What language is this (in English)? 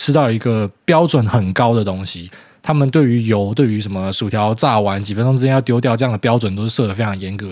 Chinese